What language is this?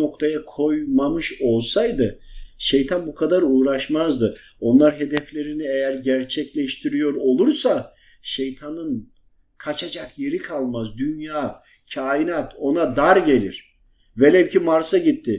Turkish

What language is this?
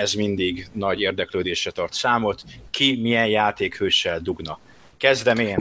Hungarian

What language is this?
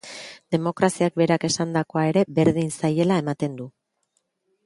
Basque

